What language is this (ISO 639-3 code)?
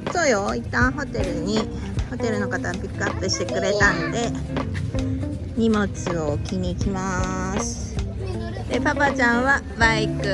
jpn